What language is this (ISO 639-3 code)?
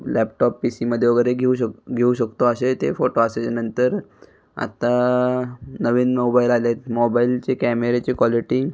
mar